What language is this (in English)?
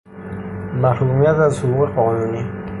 Persian